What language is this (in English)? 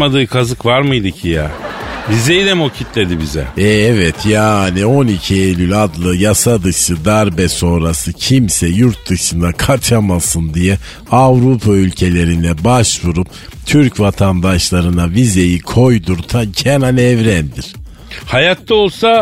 Turkish